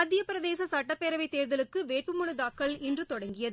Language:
Tamil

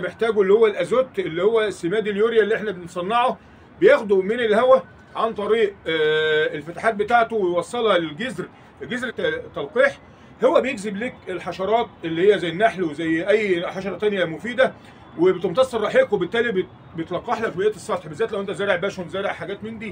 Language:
Arabic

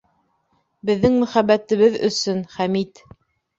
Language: Bashkir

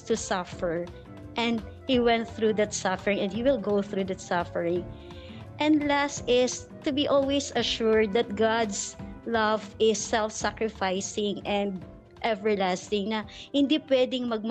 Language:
Filipino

